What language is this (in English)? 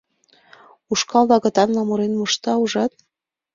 Mari